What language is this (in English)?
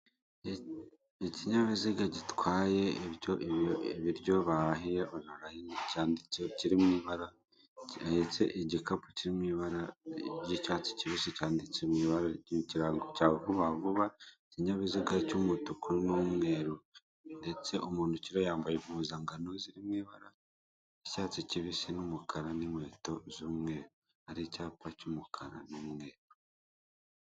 Kinyarwanda